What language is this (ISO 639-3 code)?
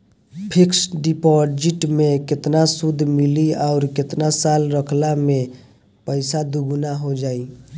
bho